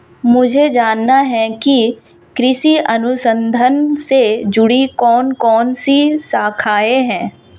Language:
Hindi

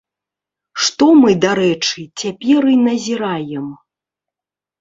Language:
Belarusian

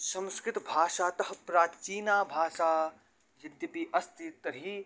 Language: Sanskrit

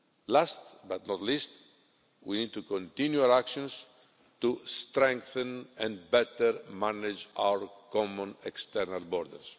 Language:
English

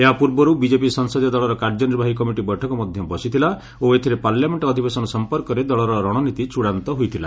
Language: Odia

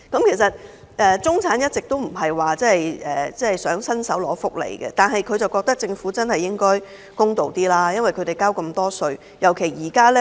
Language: Cantonese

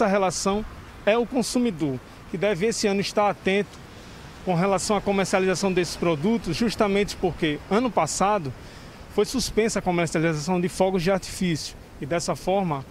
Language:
Portuguese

